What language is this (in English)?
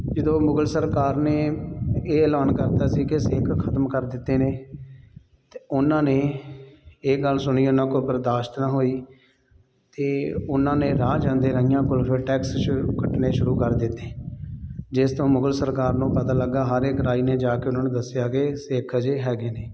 Punjabi